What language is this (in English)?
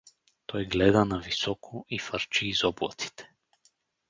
Bulgarian